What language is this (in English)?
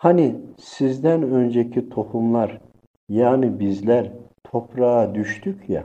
Turkish